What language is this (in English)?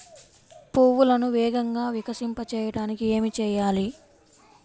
Telugu